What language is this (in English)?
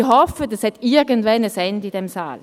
Swiss German